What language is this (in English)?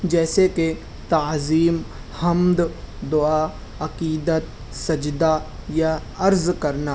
Urdu